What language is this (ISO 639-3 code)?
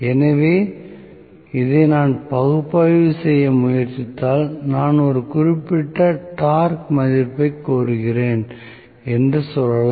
tam